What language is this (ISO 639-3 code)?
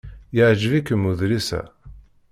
kab